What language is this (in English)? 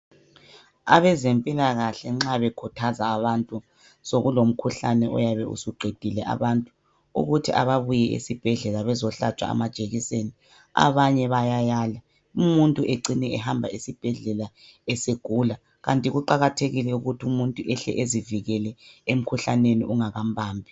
North Ndebele